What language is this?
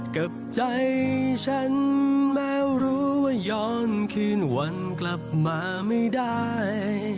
Thai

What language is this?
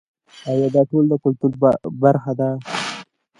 Pashto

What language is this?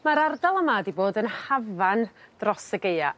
Welsh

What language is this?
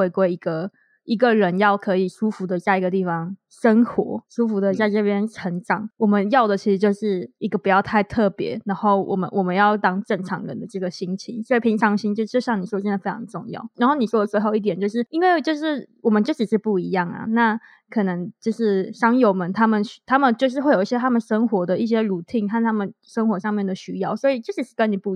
Chinese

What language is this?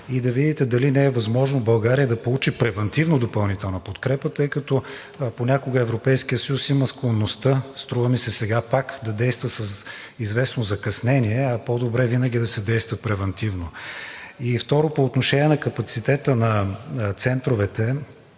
Bulgarian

